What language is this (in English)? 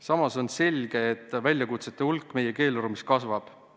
Estonian